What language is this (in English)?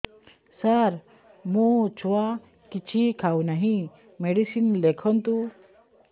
Odia